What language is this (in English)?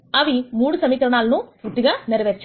Telugu